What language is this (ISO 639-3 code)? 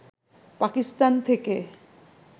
ben